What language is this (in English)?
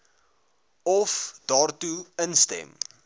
Afrikaans